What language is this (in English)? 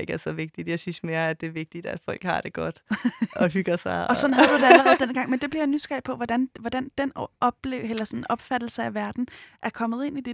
Danish